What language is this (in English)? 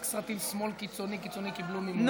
Hebrew